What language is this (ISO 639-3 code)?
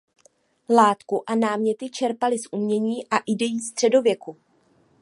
ces